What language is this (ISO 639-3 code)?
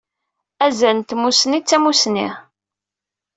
kab